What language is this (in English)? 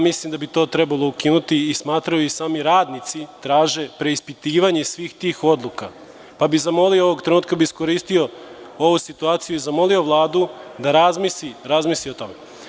Serbian